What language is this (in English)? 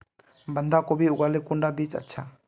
Magahi